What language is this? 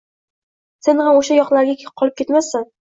Uzbek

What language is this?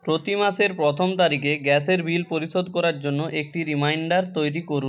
Bangla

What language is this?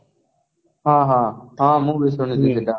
Odia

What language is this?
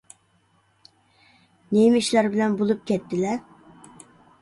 Uyghur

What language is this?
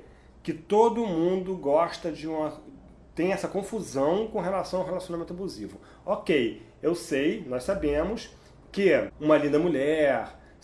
Portuguese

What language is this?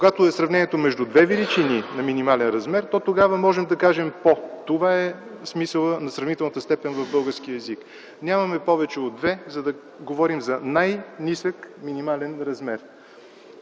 Bulgarian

